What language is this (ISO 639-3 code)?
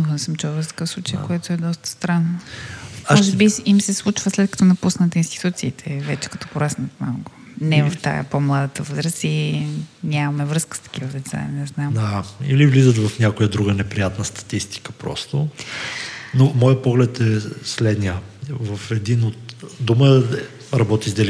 bul